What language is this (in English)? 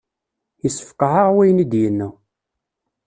Kabyle